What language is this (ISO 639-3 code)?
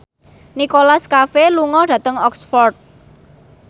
jav